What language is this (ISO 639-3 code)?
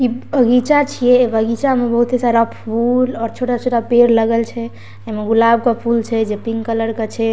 mai